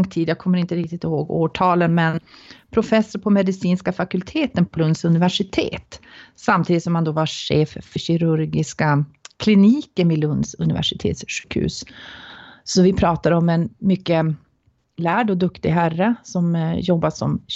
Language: Swedish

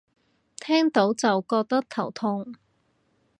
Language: Cantonese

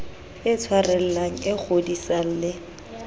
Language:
Southern Sotho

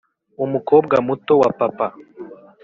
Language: Kinyarwanda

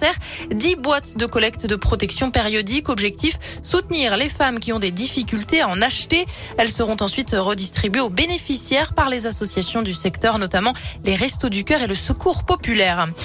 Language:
French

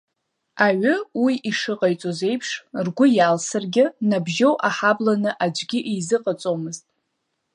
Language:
Abkhazian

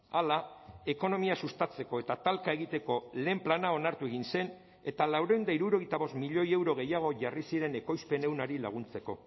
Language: Basque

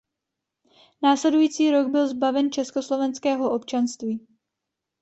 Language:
Czech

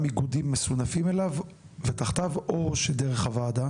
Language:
Hebrew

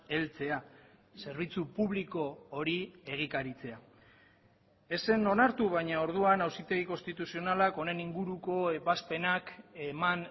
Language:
Basque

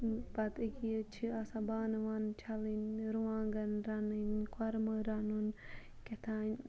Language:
Kashmiri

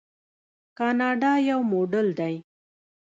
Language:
Pashto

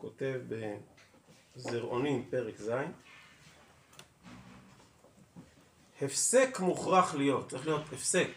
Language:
Hebrew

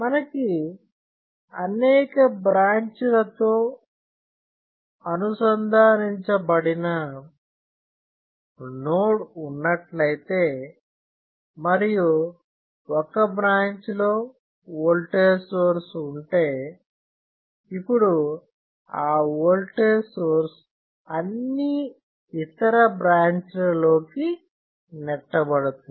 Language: Telugu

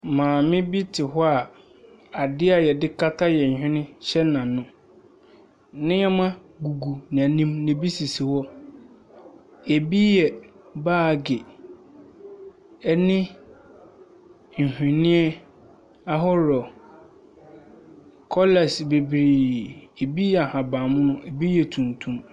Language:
Akan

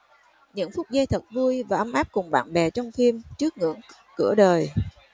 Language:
Vietnamese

